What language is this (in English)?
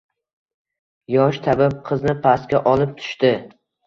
Uzbek